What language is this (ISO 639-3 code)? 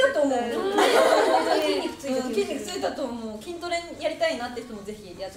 jpn